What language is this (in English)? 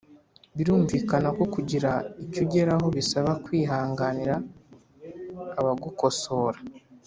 Kinyarwanda